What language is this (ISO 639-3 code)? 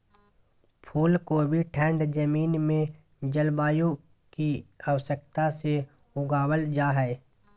mag